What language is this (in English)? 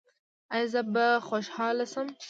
Pashto